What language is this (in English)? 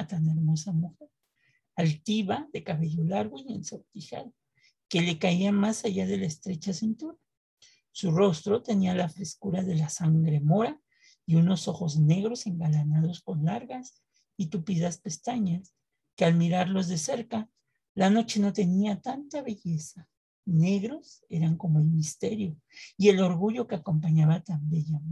Spanish